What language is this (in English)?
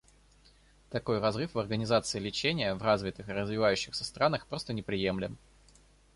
Russian